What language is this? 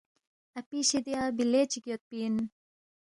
Balti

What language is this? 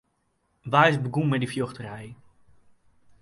Western Frisian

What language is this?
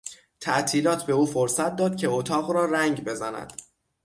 Persian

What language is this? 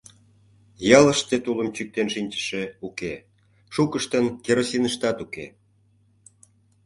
Mari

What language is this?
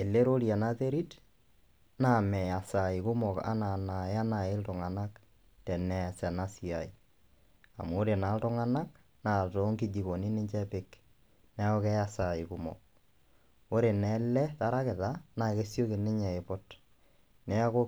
Masai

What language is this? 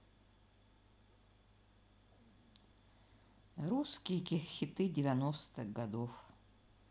Russian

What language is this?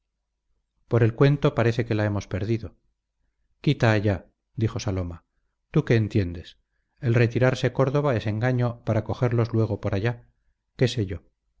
Spanish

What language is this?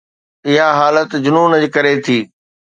Sindhi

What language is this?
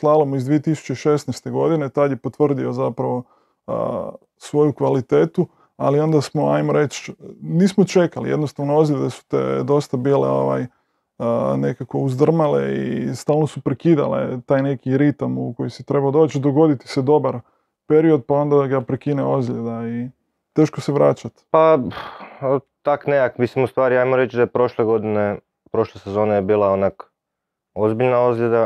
Croatian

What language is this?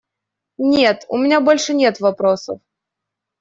Russian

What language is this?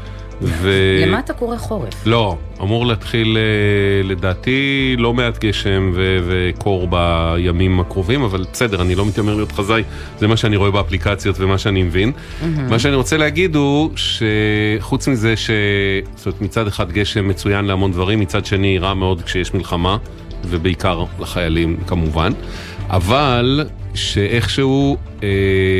Hebrew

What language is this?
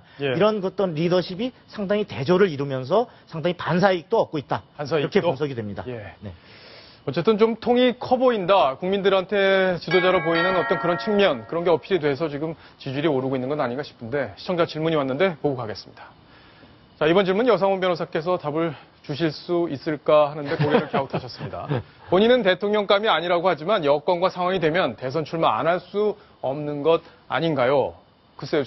Korean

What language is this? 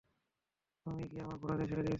Bangla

